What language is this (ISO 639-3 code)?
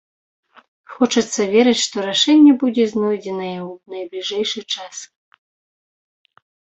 bel